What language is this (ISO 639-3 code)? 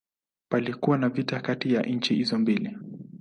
swa